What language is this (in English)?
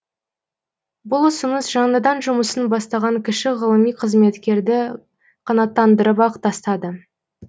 Kazakh